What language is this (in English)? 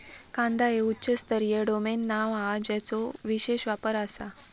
Marathi